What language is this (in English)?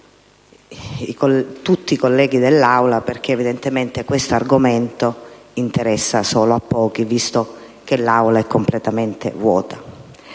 Italian